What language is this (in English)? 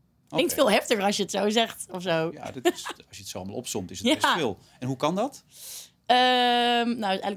Dutch